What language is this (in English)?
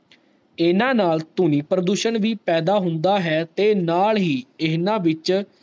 Punjabi